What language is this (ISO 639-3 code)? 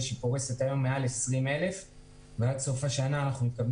heb